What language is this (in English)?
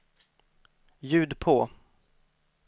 Swedish